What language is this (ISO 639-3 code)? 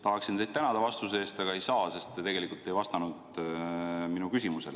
est